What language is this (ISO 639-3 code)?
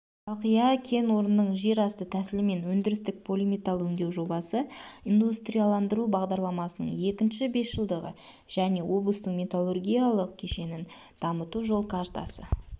kaz